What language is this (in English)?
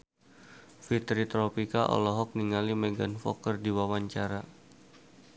Sundanese